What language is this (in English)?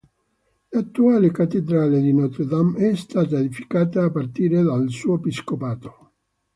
Italian